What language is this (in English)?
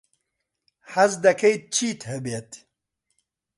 Central Kurdish